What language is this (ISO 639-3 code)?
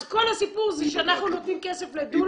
heb